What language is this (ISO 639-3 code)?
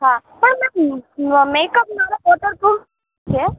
guj